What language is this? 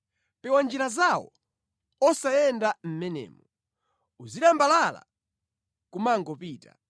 Nyanja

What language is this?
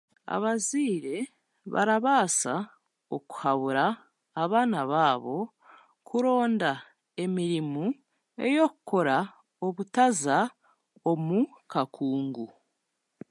Chiga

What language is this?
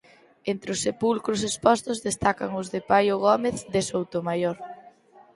Galician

